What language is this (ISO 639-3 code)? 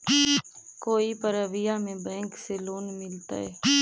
mag